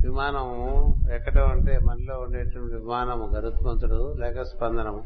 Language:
Telugu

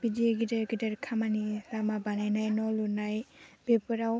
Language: Bodo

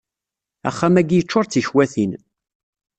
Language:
Kabyle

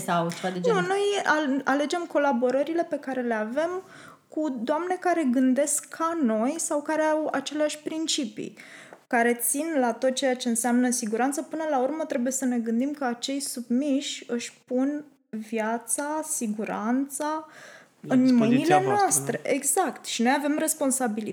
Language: Romanian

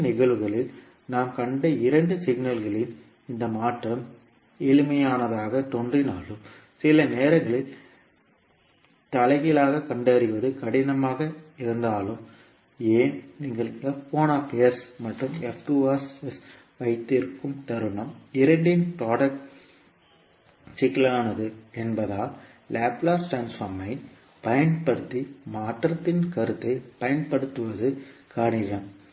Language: Tamil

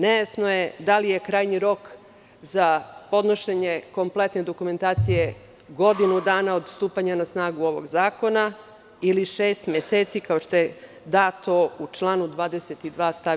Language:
Serbian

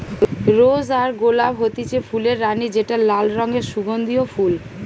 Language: Bangla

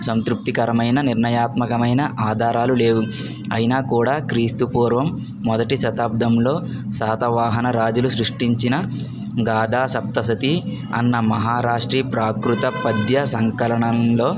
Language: Telugu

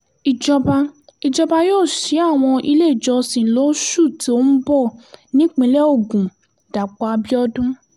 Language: Yoruba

